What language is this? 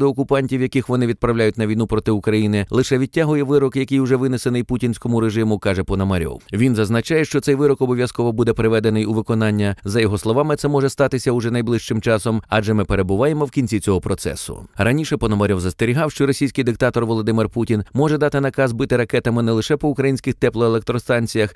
Ukrainian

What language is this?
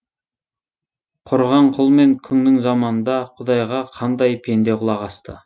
Kazakh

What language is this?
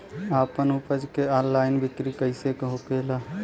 Bhojpuri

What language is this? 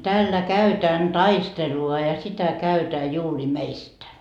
Finnish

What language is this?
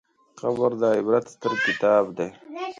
Pashto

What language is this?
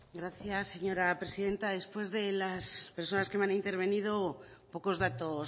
Spanish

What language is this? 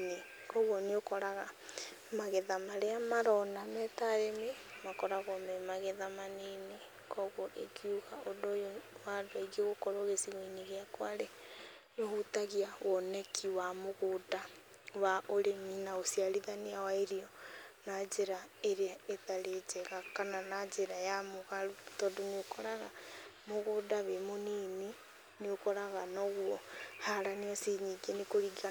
Kikuyu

